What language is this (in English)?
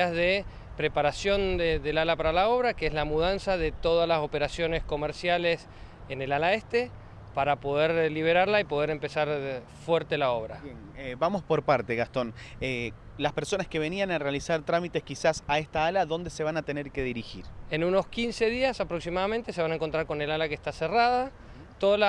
Spanish